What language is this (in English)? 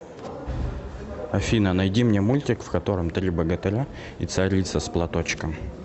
Russian